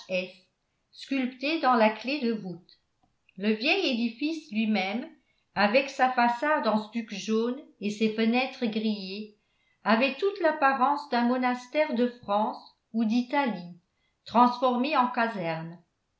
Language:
French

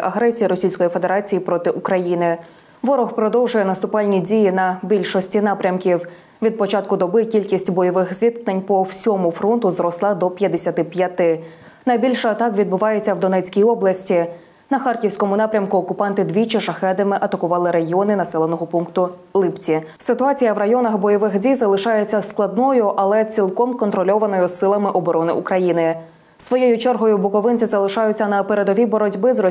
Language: Ukrainian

